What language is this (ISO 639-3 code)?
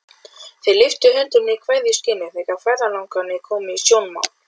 isl